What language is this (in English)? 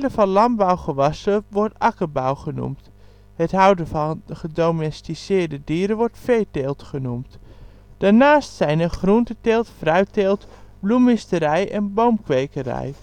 Dutch